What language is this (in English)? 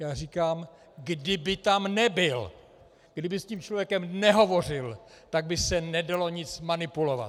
Czech